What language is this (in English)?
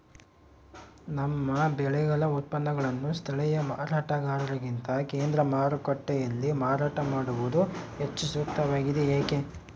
Kannada